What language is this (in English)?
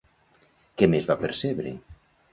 Catalan